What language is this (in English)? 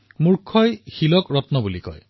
Assamese